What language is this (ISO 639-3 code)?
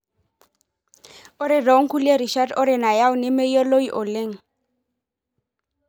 mas